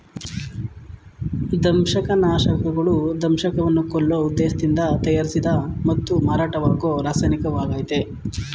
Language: Kannada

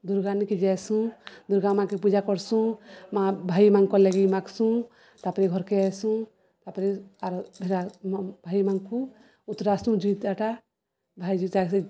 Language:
Odia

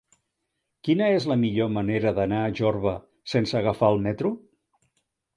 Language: Catalan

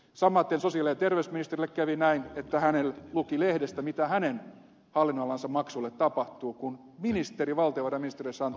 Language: Finnish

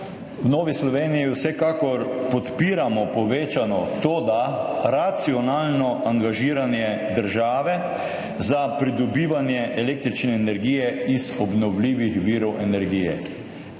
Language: Slovenian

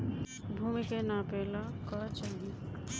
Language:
Bhojpuri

